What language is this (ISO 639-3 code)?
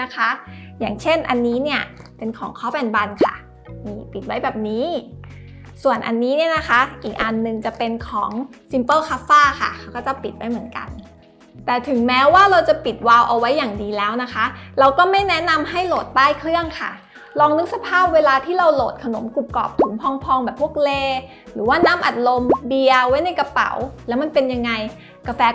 tha